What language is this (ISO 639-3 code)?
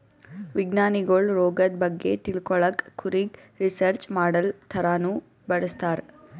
kan